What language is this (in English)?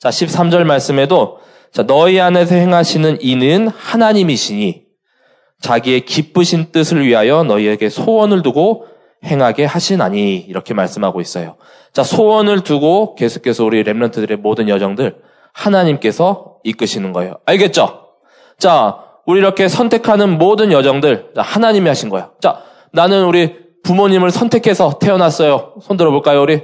Korean